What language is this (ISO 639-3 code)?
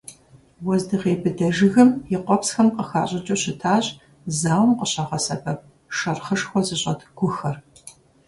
kbd